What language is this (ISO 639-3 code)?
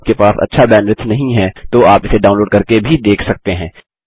hin